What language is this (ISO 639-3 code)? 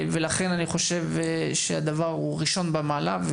heb